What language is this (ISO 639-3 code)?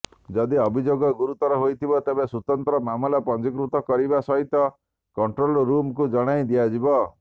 ori